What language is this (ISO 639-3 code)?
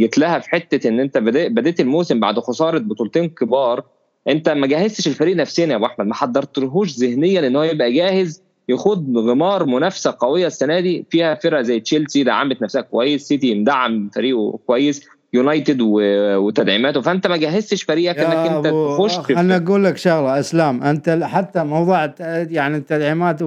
ara